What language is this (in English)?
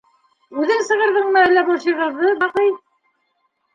Bashkir